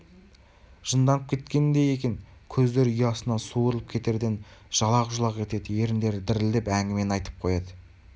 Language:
Kazakh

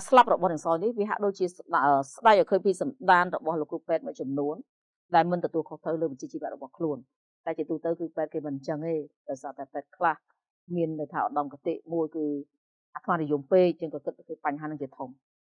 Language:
Vietnamese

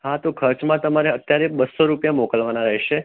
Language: Gujarati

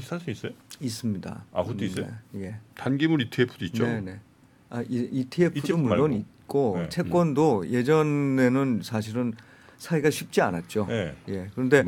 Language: Korean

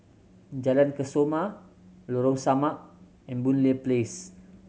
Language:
English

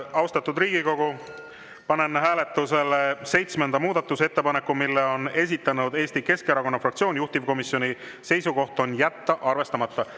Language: Estonian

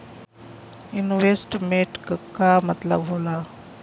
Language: Bhojpuri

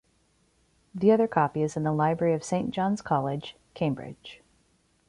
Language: English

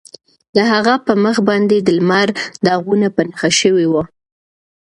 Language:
Pashto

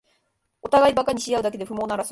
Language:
Japanese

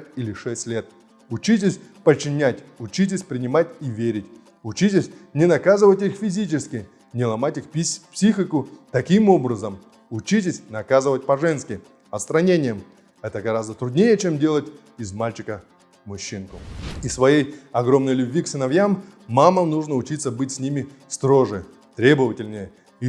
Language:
Russian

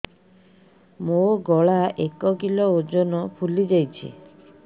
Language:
Odia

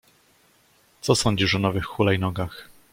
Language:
Polish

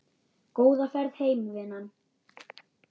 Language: Icelandic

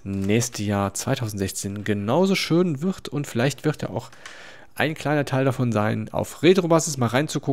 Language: German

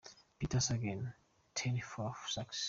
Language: Kinyarwanda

